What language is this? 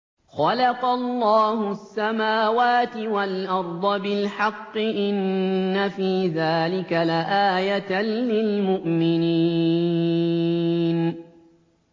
Arabic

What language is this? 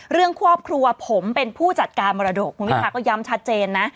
Thai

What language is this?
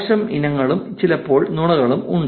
Malayalam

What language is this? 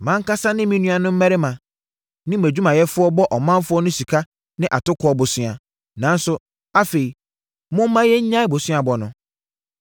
Akan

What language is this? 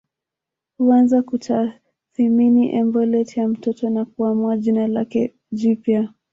Swahili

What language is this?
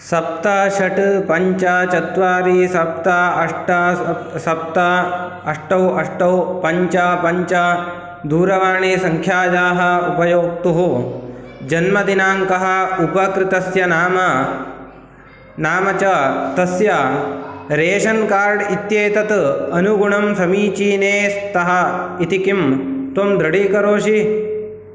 Sanskrit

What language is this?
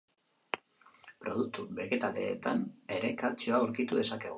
Basque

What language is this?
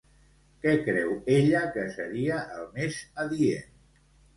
Catalan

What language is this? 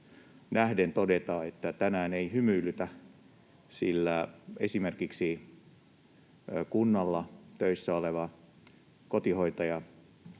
Finnish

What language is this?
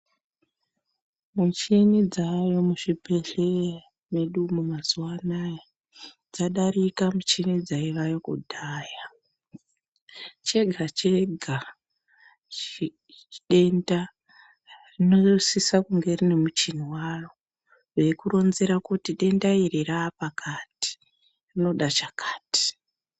Ndau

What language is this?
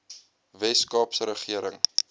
Afrikaans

